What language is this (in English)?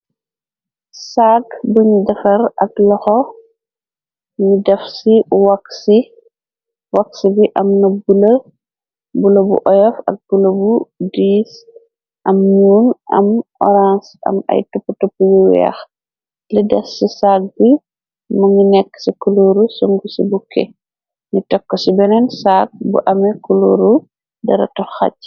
Wolof